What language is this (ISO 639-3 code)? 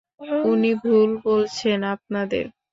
ben